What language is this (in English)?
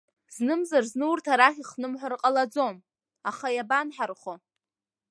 Abkhazian